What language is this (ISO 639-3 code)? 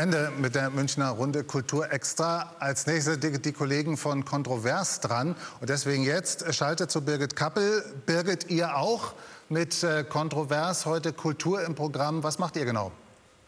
deu